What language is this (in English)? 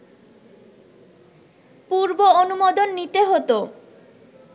Bangla